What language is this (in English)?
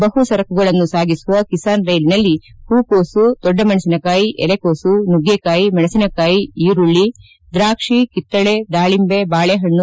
Kannada